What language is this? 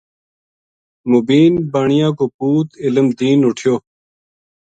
Gujari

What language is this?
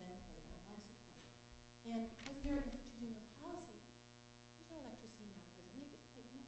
English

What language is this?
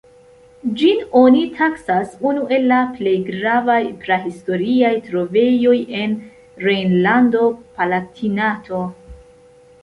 Esperanto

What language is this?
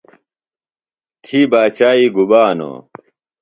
Phalura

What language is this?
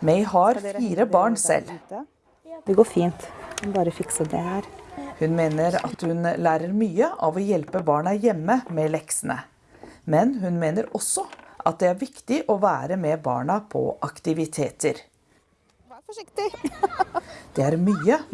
Norwegian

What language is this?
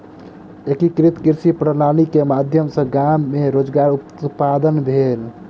Maithili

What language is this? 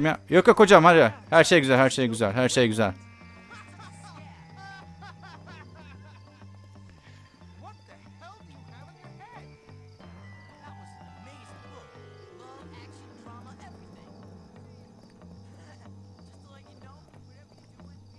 Turkish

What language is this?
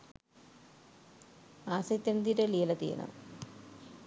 Sinhala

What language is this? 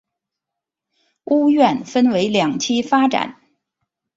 Chinese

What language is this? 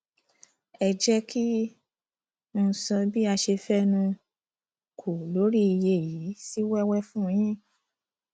Yoruba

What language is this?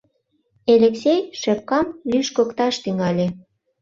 Mari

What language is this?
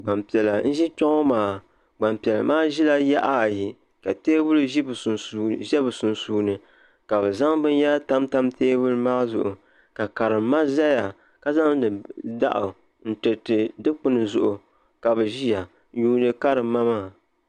Dagbani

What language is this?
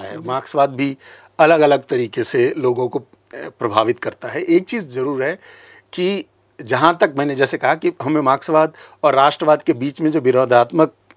Hindi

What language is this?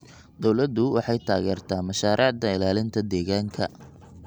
Somali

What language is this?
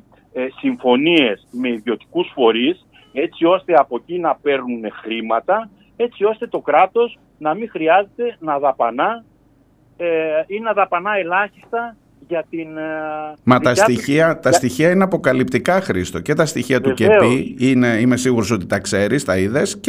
Greek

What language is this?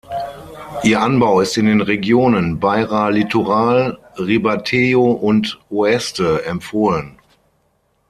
German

